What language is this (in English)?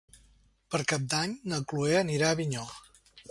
Catalan